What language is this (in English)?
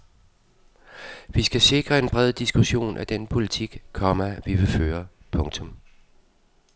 Danish